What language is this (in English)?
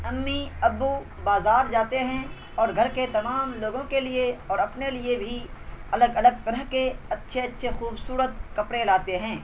Urdu